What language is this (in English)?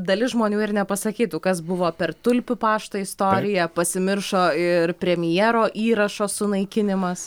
Lithuanian